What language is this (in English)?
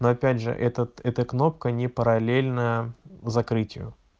Russian